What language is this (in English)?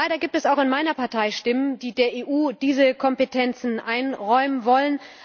German